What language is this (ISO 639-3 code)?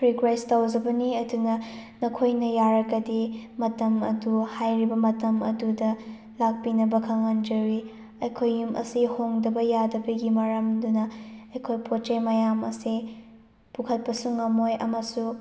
mni